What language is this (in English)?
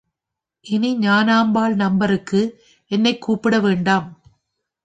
Tamil